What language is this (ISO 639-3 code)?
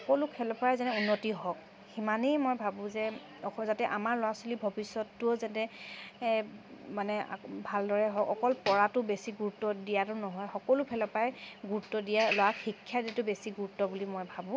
asm